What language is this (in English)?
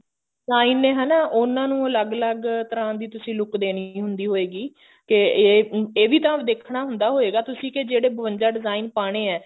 Punjabi